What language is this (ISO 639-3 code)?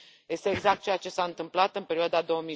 ron